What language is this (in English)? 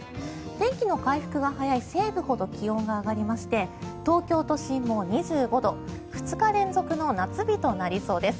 Japanese